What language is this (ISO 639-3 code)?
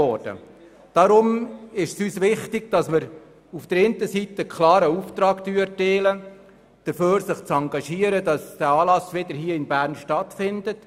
gsw